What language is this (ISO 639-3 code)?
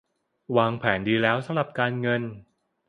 tha